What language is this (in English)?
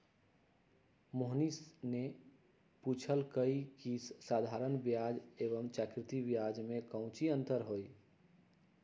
Magahi